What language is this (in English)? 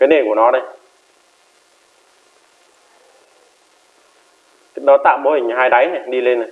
Vietnamese